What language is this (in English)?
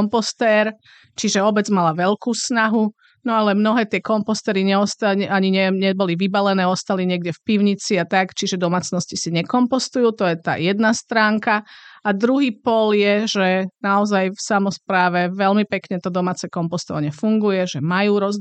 Slovak